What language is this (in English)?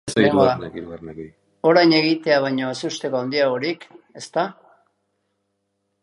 Basque